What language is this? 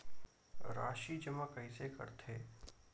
Chhattisgarhi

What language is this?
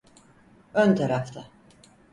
Turkish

